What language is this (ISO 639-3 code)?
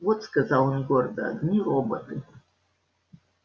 rus